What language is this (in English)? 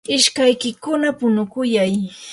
Yanahuanca Pasco Quechua